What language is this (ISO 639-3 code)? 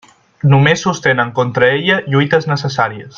cat